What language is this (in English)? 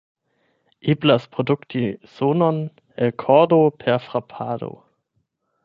Esperanto